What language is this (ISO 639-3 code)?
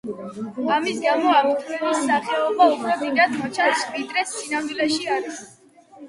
kat